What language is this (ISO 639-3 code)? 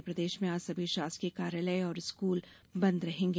hin